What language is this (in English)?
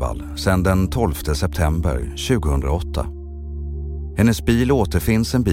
Swedish